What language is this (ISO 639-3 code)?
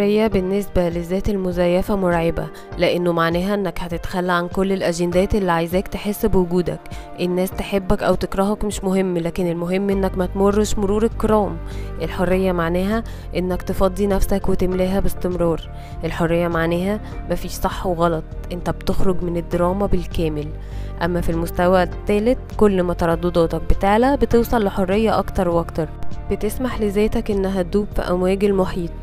ara